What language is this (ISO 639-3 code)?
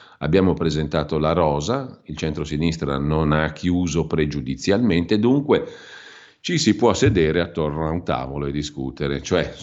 ita